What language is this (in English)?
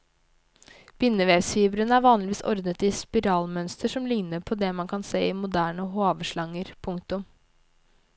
Norwegian